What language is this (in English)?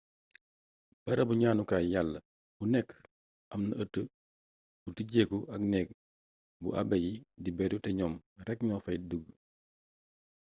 Wolof